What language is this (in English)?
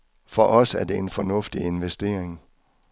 Danish